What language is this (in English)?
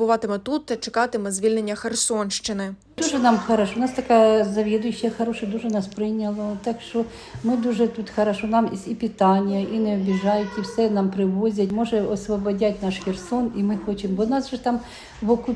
Ukrainian